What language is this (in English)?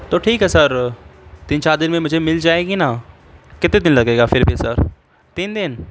Urdu